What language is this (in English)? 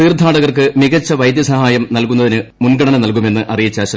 Malayalam